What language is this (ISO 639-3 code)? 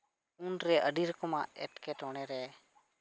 sat